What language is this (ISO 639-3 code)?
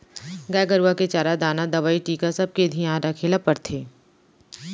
hne